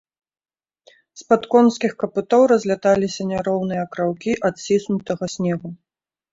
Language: Belarusian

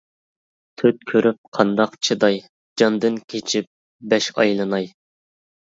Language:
Uyghur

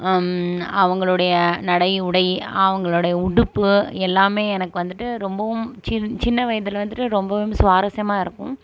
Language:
Tamil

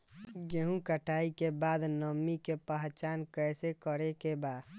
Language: Bhojpuri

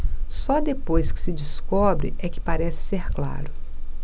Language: Portuguese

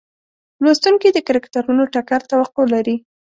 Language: Pashto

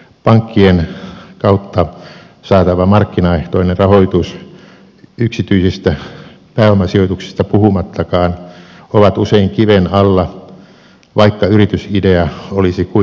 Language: Finnish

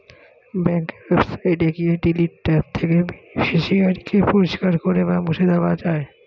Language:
Bangla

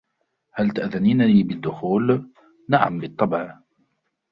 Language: Arabic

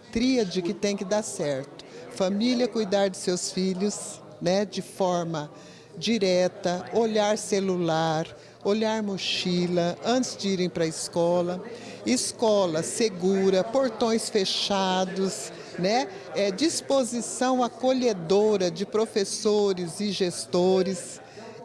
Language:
Portuguese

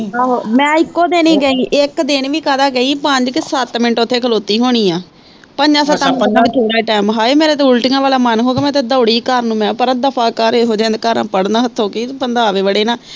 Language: Punjabi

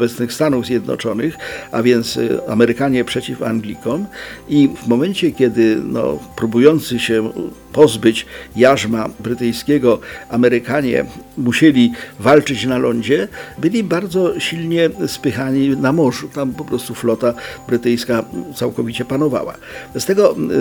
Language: Polish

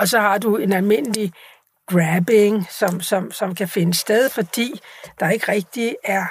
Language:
Danish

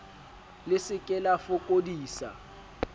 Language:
Southern Sotho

